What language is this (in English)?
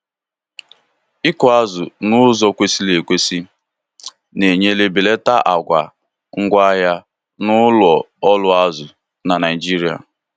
Igbo